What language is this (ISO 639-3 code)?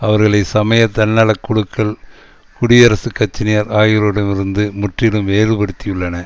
tam